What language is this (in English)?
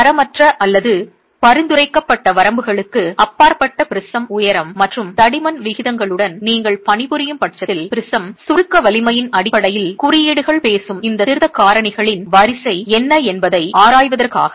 Tamil